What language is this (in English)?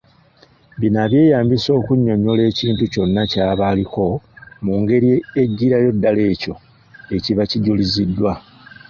Ganda